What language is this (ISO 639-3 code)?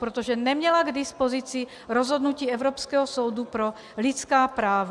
ces